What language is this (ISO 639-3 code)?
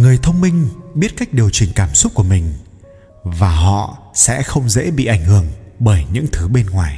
vie